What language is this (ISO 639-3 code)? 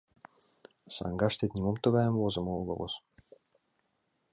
chm